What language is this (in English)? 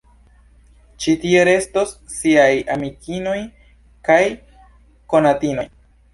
Esperanto